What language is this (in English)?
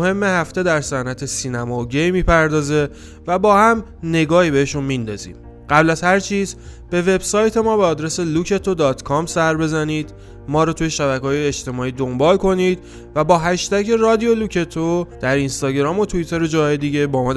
Persian